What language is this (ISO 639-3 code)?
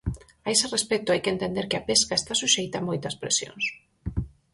glg